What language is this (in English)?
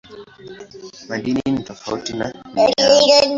Swahili